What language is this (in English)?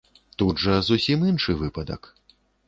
Belarusian